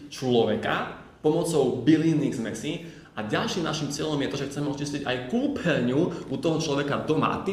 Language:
Slovak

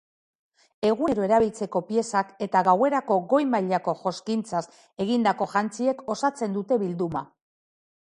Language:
Basque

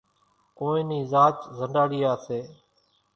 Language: Kachi Koli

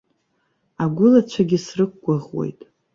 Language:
Abkhazian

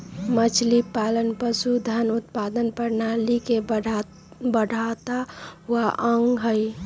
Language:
Magahi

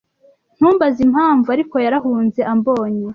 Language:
Kinyarwanda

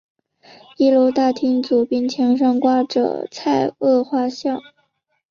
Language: Chinese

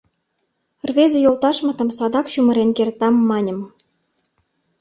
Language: Mari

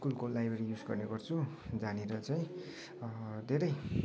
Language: Nepali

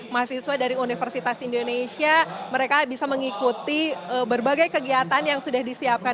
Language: Indonesian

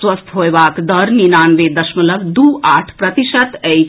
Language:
Maithili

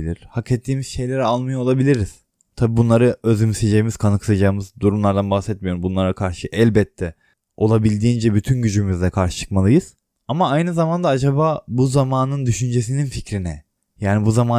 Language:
Turkish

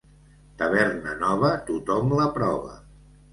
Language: Catalan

